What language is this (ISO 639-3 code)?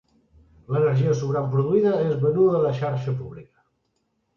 cat